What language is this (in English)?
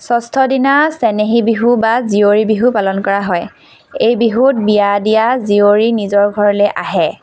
Assamese